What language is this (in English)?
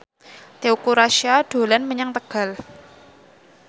Javanese